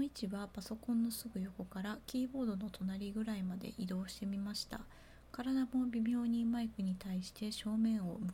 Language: Japanese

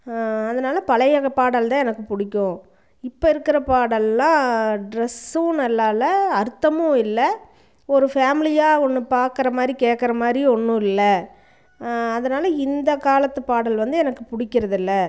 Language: Tamil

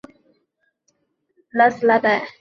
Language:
Chinese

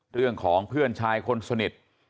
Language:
Thai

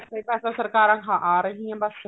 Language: Punjabi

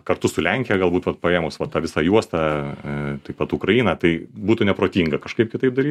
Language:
Lithuanian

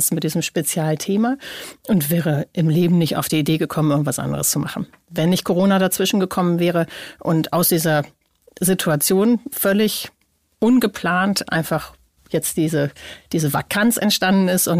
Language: German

